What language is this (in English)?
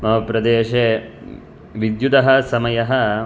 Sanskrit